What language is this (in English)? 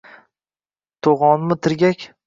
Uzbek